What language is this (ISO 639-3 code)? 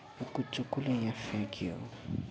nep